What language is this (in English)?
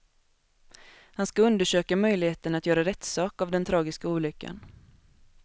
Swedish